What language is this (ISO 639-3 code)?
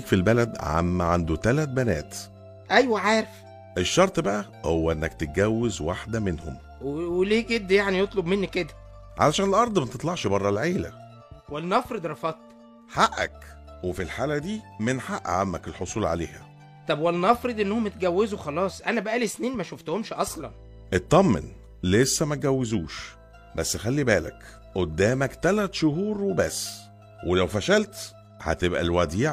ara